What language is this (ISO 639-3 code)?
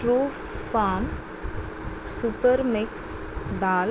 kok